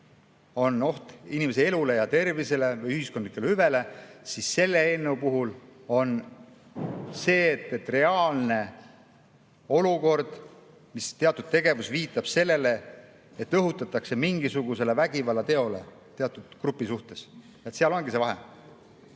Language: Estonian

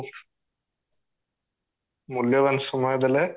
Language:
Odia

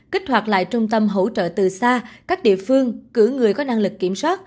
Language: Vietnamese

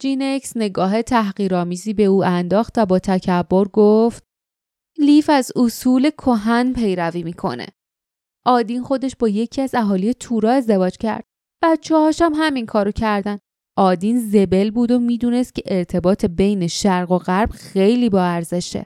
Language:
Persian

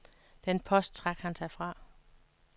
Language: Danish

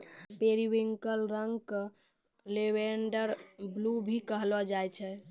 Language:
Maithili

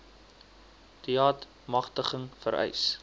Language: Afrikaans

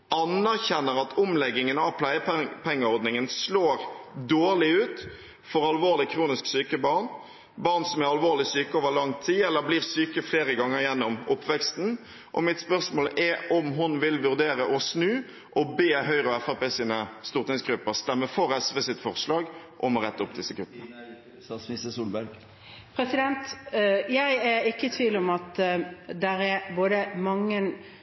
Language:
Norwegian Bokmål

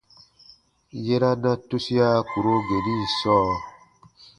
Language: Baatonum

